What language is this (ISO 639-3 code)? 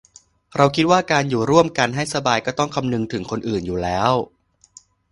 tha